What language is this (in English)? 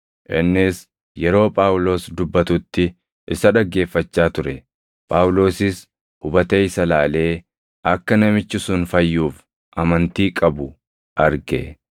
Oromo